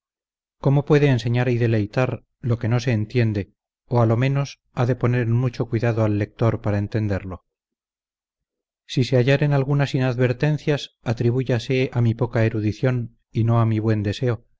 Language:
Spanish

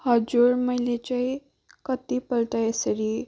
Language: Nepali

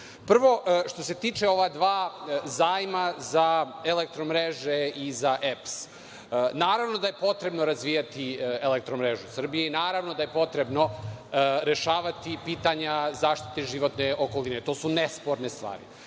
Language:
Serbian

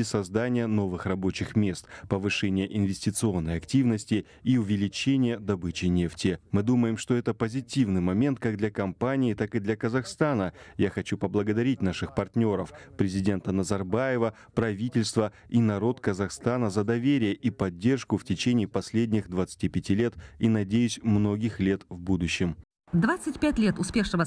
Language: Russian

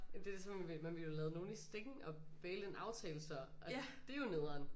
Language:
Danish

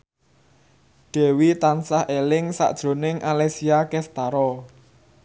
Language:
Javanese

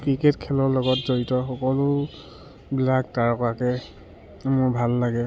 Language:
Assamese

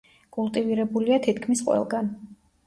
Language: Georgian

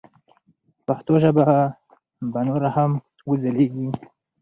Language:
Pashto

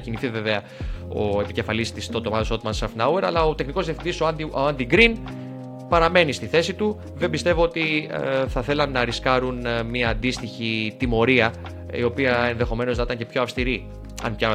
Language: Greek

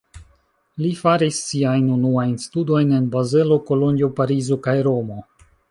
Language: Esperanto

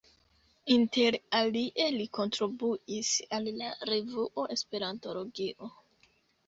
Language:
Esperanto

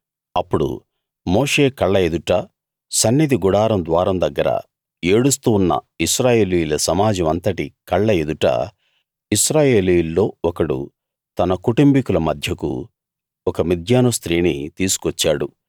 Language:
Telugu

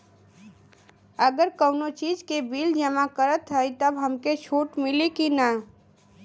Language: Bhojpuri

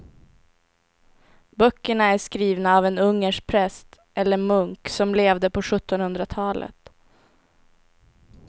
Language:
Swedish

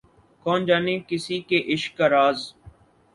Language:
Urdu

